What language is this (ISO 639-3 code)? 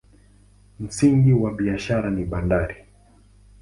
swa